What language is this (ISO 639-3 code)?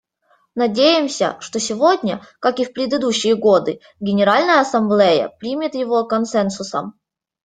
rus